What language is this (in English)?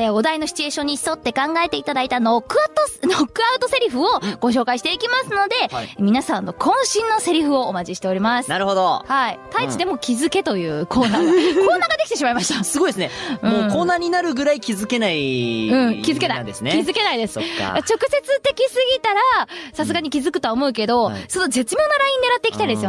Japanese